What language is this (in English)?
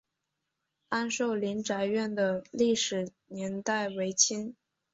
Chinese